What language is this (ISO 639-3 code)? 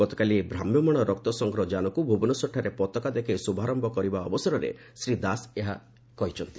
ori